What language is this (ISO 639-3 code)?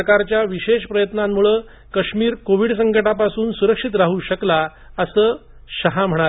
mar